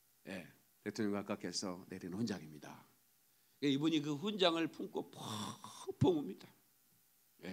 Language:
Korean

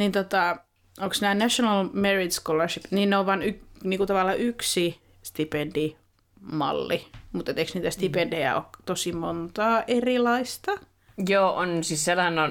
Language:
Finnish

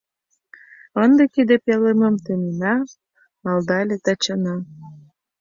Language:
Mari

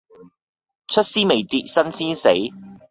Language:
Cantonese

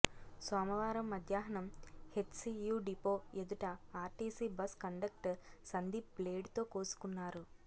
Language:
Telugu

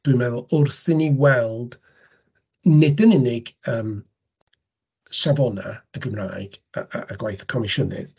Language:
Welsh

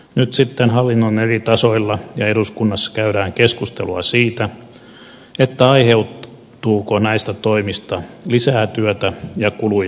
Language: Finnish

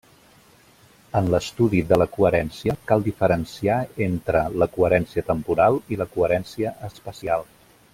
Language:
Catalan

